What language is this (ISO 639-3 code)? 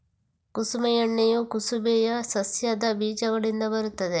kan